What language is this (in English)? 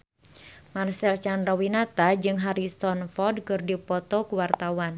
Sundanese